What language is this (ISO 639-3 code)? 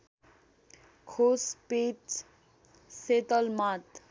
nep